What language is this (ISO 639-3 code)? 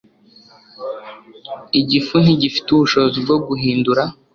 kin